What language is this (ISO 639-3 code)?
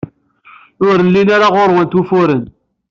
kab